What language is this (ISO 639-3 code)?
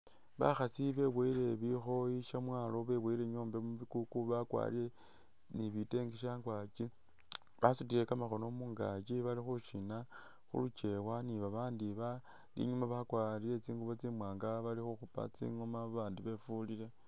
myx